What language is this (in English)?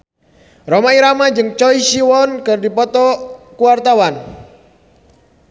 Sundanese